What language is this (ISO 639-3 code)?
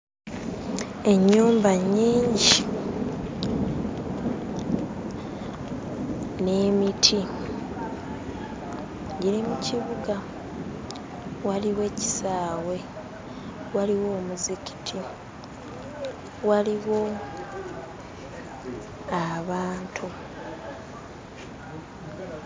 lug